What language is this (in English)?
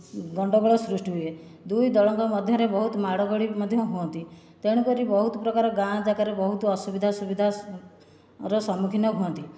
Odia